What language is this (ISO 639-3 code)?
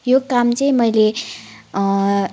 nep